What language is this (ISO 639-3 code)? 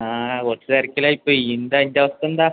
mal